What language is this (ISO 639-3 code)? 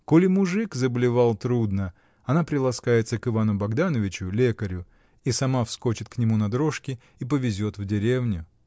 rus